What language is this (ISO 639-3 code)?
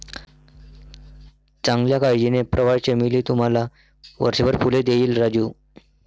mar